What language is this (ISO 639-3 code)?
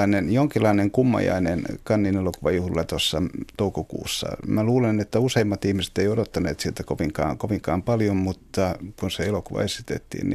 fin